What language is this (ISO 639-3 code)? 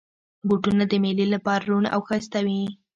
pus